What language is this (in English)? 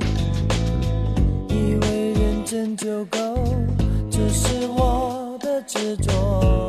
Chinese